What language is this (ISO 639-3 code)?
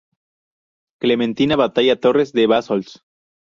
spa